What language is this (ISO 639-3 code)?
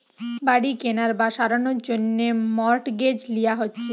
ben